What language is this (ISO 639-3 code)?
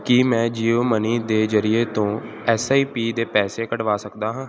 pan